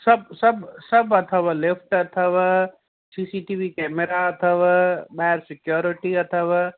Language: Sindhi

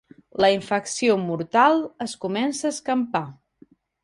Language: Catalan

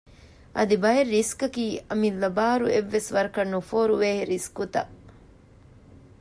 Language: Divehi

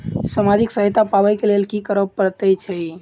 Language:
Maithili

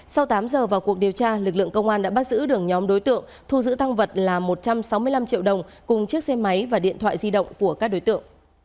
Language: Vietnamese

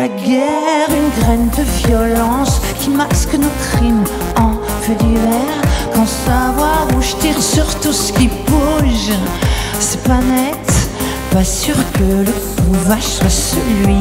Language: French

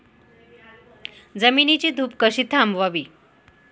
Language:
Marathi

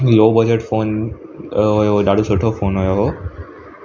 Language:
Sindhi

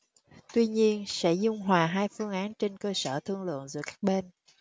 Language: Vietnamese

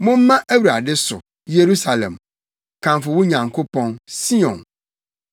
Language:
Akan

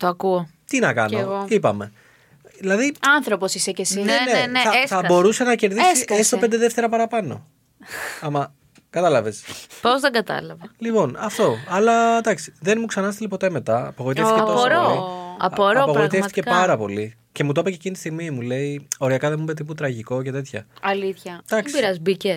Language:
Greek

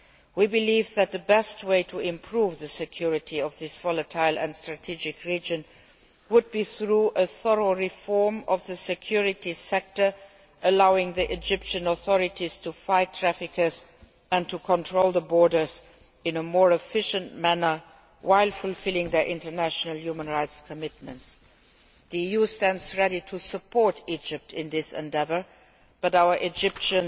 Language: English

